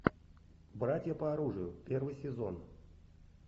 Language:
Russian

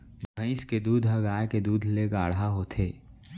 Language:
Chhattisgarhi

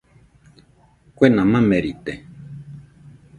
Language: Nüpode Huitoto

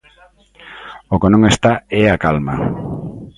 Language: Galician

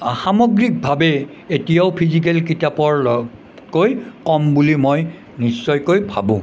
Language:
Assamese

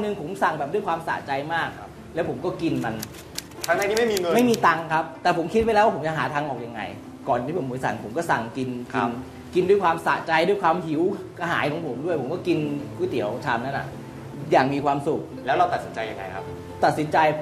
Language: Thai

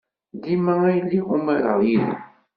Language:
Kabyle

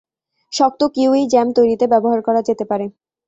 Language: Bangla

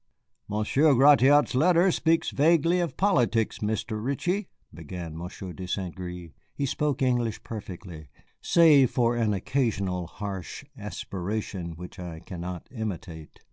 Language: English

